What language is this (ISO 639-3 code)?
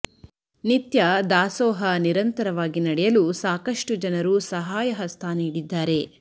kan